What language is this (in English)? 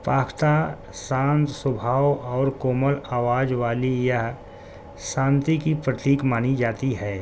Urdu